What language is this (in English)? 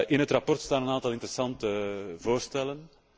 Dutch